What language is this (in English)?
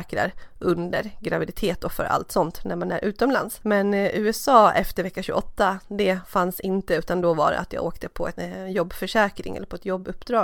Swedish